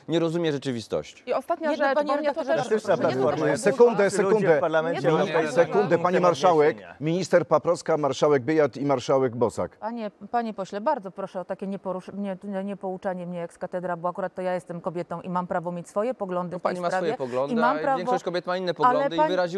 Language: Polish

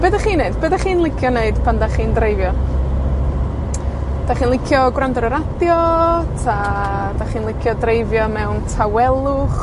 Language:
Welsh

